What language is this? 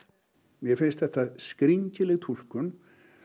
Icelandic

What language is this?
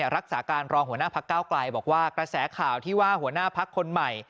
Thai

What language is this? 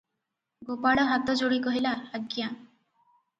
Odia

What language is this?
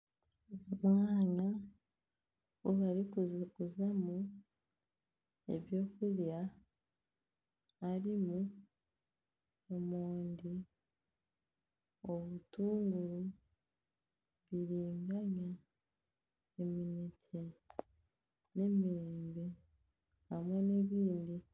Nyankole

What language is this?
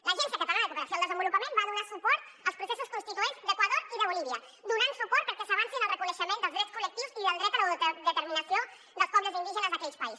Catalan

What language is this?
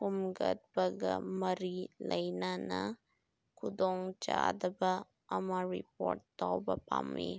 Manipuri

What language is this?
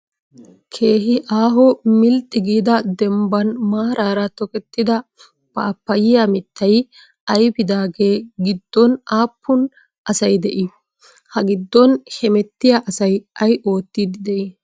Wolaytta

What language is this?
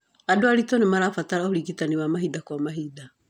Kikuyu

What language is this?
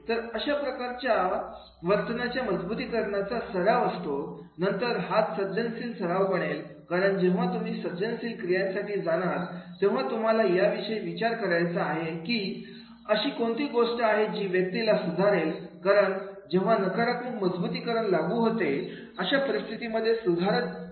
Marathi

